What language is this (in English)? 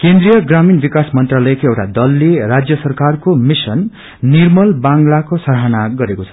Nepali